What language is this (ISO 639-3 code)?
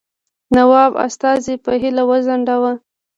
pus